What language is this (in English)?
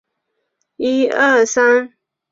Chinese